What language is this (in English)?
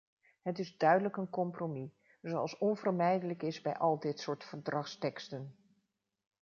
Dutch